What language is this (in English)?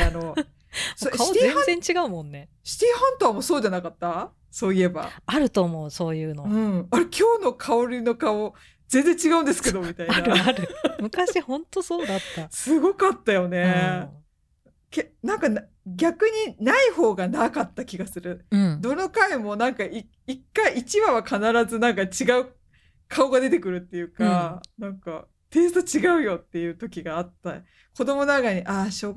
Japanese